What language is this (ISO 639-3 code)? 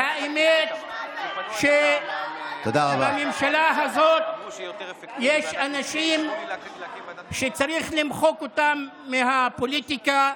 heb